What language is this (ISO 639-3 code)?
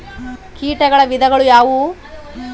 kan